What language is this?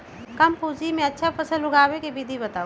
Magahi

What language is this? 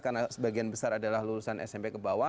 Indonesian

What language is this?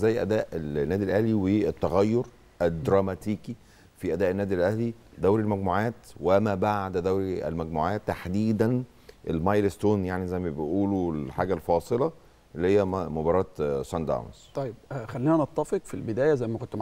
Arabic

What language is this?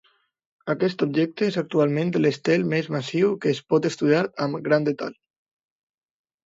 Catalan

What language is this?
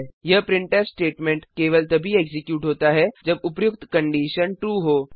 Hindi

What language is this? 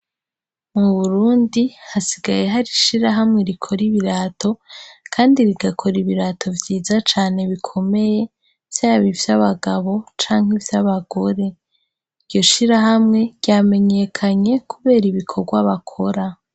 Rundi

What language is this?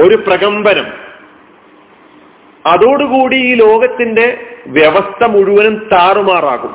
Malayalam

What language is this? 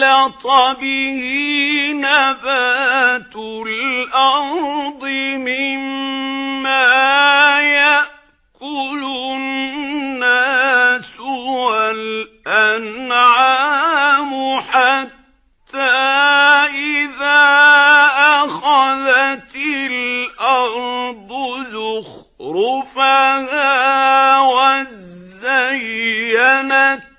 Arabic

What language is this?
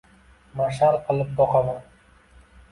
Uzbek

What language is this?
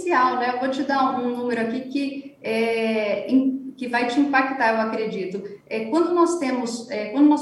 Portuguese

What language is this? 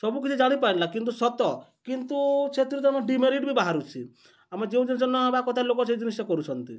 Odia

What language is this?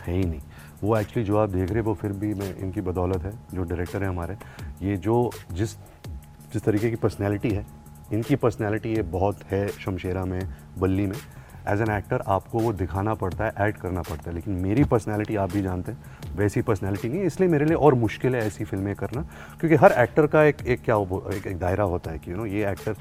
Hindi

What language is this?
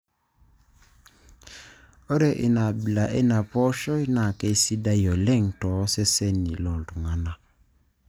Masai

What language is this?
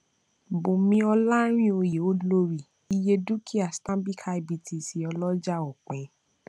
Yoruba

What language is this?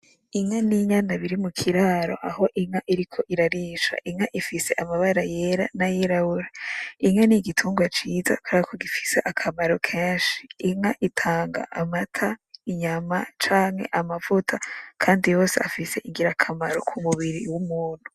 Rundi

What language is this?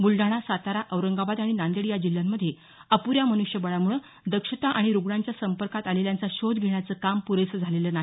Marathi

